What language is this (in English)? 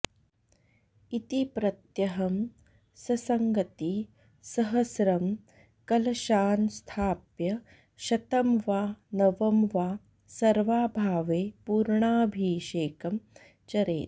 Sanskrit